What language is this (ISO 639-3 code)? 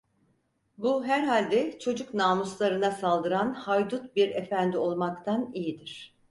tur